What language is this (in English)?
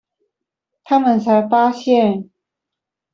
Chinese